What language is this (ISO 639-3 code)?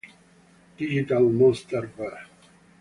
ita